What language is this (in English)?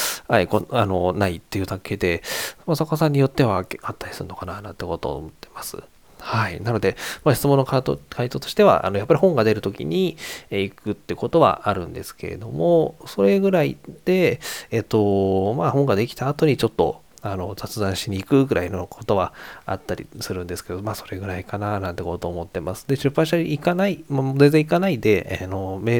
Japanese